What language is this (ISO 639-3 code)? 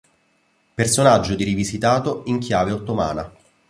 ita